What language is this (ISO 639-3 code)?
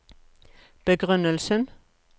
nor